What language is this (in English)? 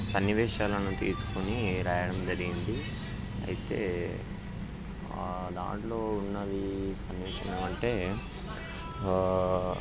Telugu